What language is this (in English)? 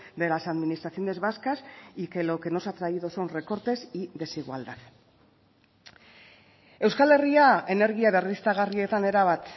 Spanish